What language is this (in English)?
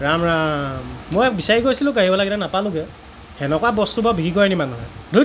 Assamese